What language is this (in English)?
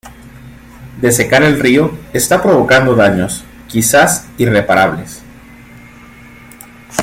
Spanish